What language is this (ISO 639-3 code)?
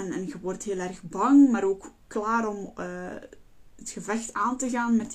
nld